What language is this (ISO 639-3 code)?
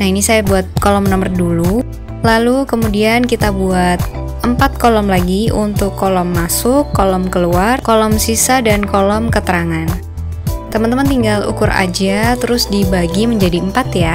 ind